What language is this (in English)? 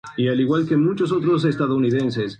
Spanish